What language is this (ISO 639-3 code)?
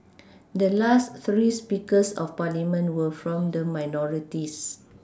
eng